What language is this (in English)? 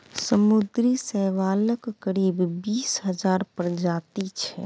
Maithili